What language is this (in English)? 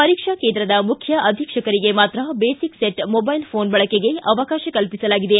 Kannada